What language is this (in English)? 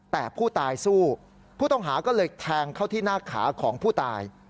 Thai